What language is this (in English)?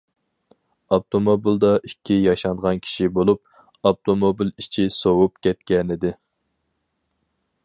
Uyghur